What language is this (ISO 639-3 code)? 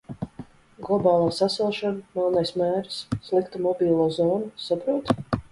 lav